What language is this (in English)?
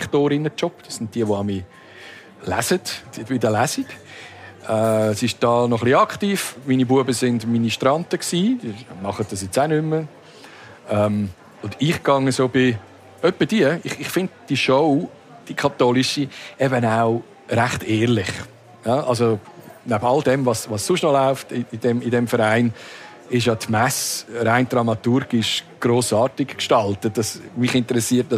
German